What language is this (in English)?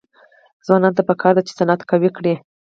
Pashto